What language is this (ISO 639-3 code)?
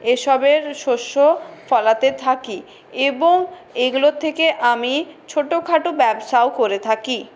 ben